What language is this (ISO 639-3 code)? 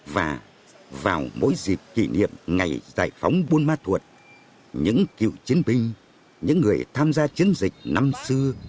vie